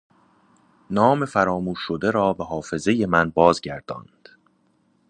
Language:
Persian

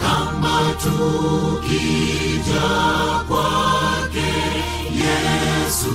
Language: Swahili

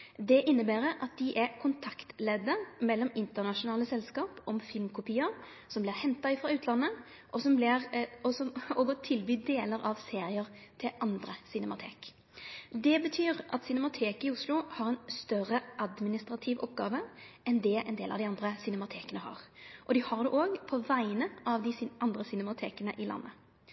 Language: Norwegian Nynorsk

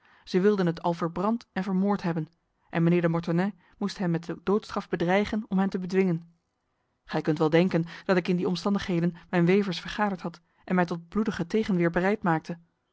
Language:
Dutch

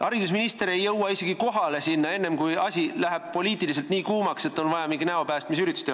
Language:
Estonian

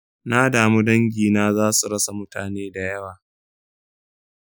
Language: Hausa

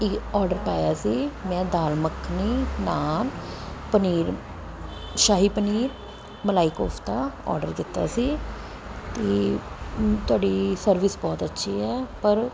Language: Punjabi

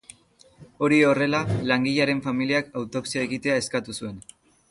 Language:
Basque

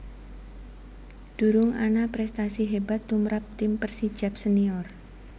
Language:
Javanese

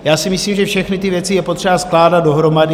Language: Czech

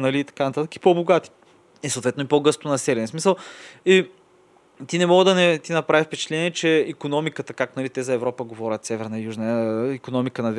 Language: Bulgarian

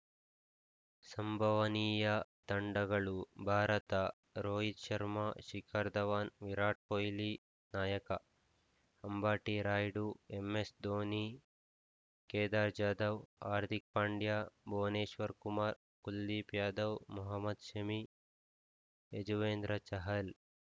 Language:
Kannada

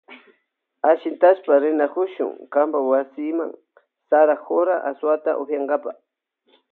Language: Loja Highland Quichua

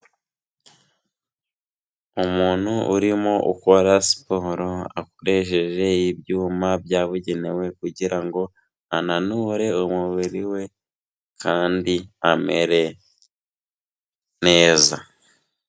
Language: Kinyarwanda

